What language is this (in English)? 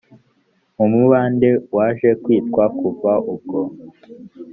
Kinyarwanda